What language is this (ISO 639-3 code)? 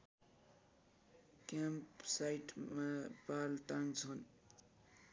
nep